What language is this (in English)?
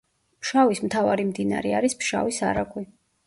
Georgian